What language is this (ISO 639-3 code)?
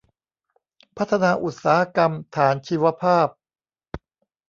tha